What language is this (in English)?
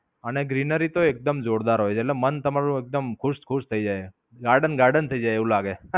Gujarati